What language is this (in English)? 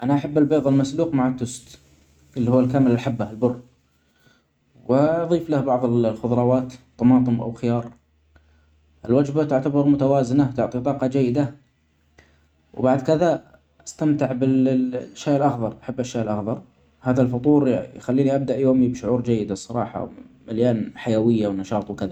Omani Arabic